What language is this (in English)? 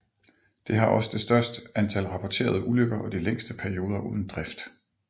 Danish